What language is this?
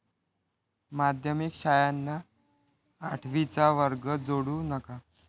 Marathi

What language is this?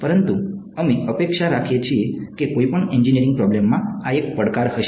Gujarati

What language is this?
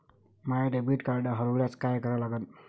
Marathi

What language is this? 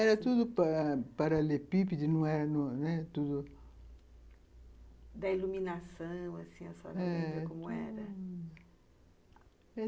Portuguese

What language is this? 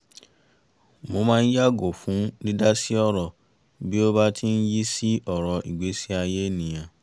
Yoruba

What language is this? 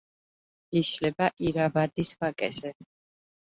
Georgian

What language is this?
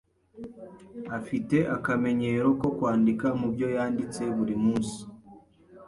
Kinyarwanda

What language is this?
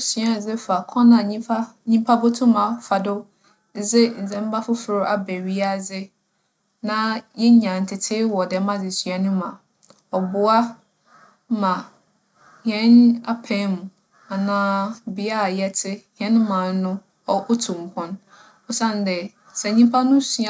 Akan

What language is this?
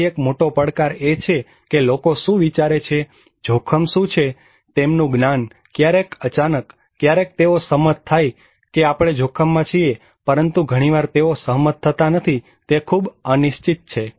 Gujarati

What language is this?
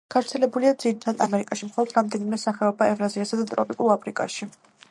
Georgian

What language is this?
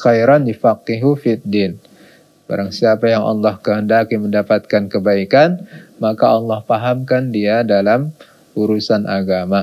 Indonesian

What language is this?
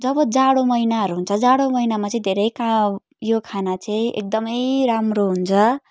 Nepali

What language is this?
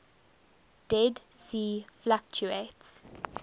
English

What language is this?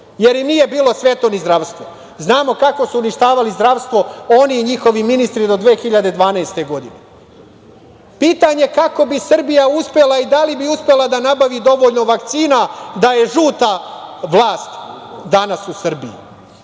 Serbian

